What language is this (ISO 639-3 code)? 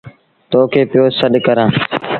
sbn